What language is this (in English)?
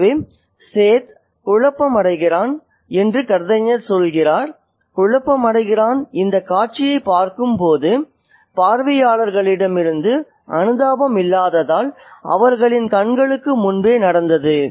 Tamil